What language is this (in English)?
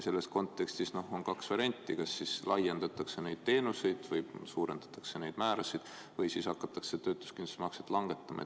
Estonian